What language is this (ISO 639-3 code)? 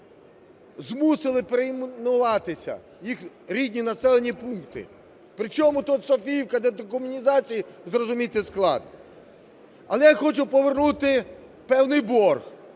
ukr